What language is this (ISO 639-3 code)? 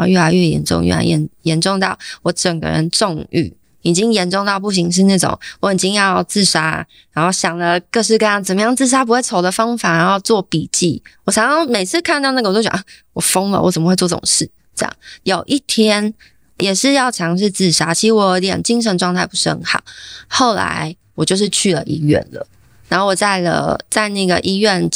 zho